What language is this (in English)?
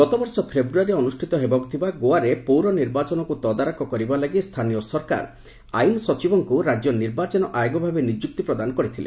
Odia